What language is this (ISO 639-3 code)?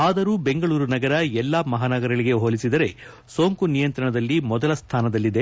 kan